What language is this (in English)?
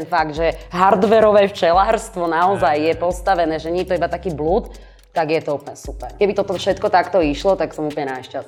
Slovak